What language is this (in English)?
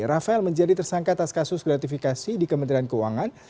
Indonesian